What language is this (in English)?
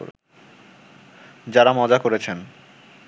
Bangla